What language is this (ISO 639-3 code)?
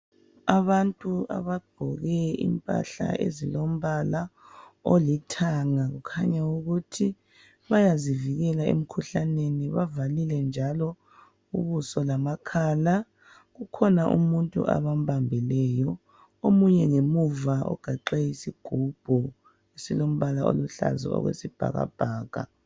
nde